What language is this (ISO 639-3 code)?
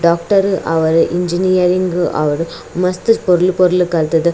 tcy